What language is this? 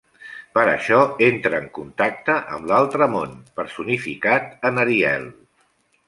Catalan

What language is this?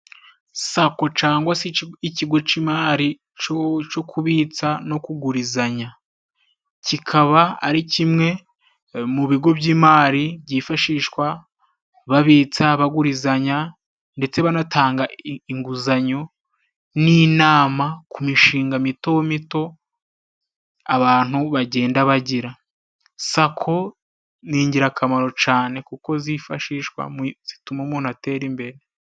Kinyarwanda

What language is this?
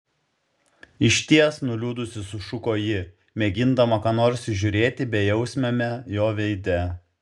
Lithuanian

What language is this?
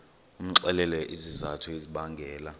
Xhosa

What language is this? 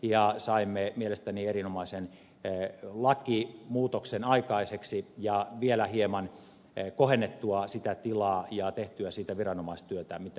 Finnish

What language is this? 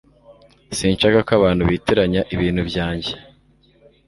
Kinyarwanda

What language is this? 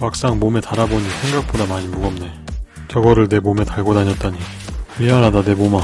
Korean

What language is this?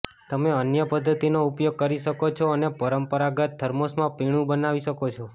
Gujarati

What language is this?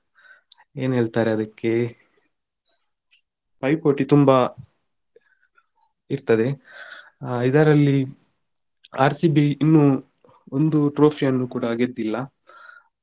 Kannada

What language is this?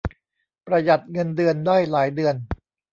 Thai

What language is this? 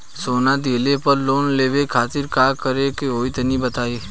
Bhojpuri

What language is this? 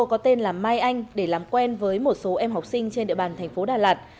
Vietnamese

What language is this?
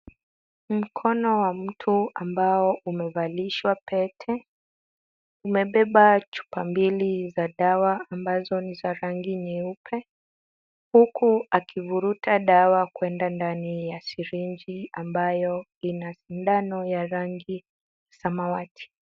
Swahili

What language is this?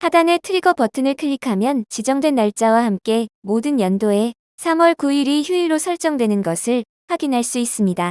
Korean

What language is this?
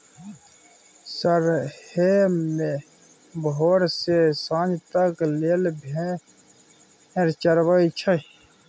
Maithili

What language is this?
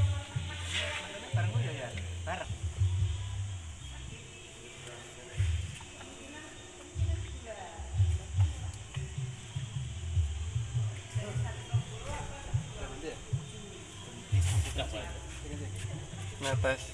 Indonesian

